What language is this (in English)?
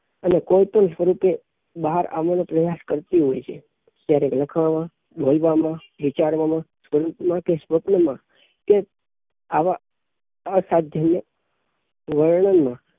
Gujarati